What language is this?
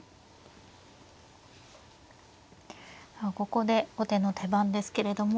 Japanese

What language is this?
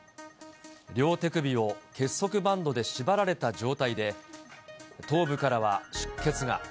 Japanese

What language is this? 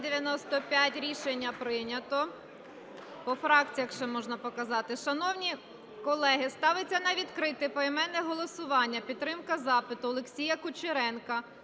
Ukrainian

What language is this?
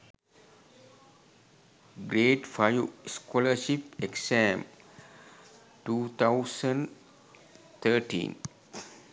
Sinhala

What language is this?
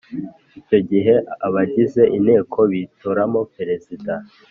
Kinyarwanda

